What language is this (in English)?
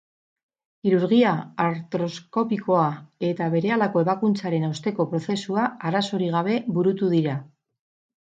Basque